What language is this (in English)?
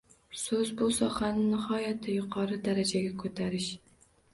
Uzbek